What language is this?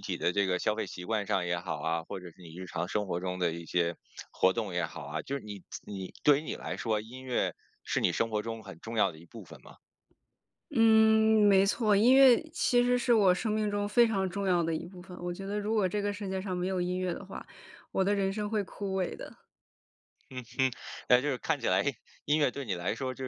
Chinese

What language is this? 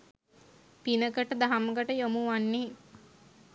Sinhala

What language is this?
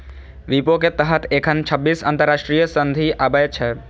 Maithili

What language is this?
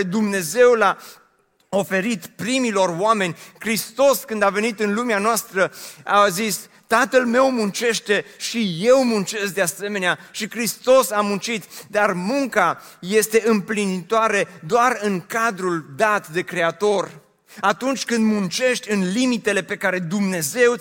Romanian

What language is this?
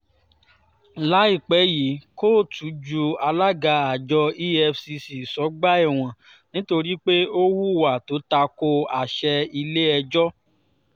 Yoruba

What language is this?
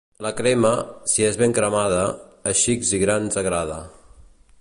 Catalan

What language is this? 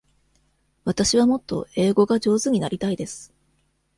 Japanese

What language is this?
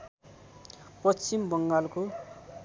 Nepali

